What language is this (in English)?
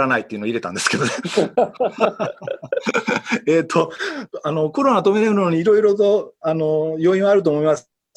Japanese